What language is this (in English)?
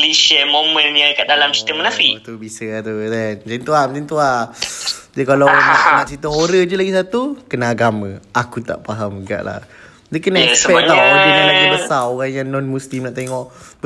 Malay